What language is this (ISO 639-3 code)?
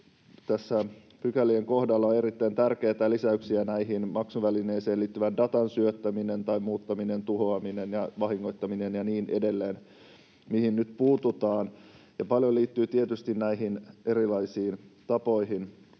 fin